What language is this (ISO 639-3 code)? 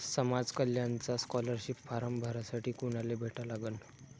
mar